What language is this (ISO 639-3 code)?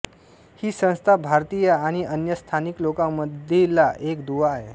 mar